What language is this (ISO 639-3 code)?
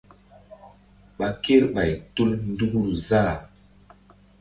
mdd